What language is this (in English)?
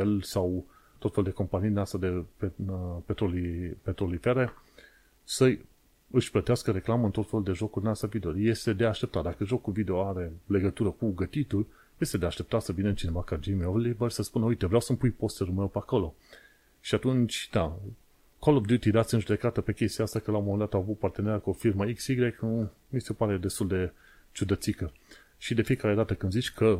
Romanian